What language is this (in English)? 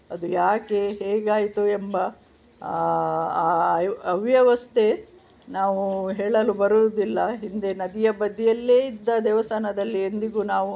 Kannada